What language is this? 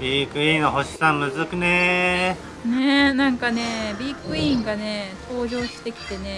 Japanese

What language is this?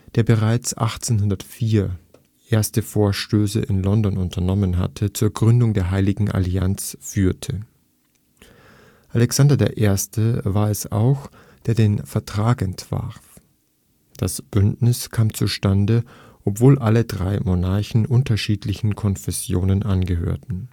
German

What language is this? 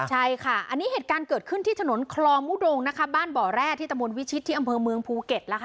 Thai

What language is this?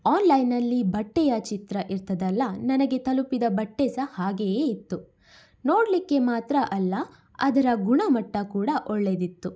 Kannada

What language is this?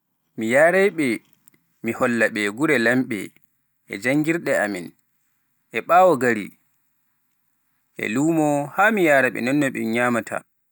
Pular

